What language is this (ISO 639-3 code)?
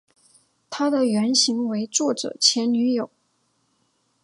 zho